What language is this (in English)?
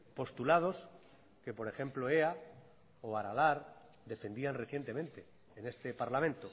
Spanish